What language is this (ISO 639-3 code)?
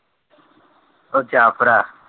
pan